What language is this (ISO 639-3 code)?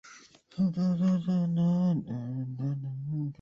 zho